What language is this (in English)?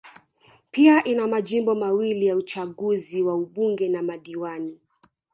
Swahili